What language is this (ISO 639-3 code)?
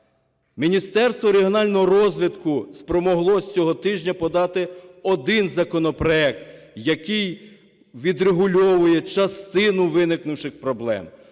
ukr